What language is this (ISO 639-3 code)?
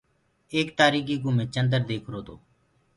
ggg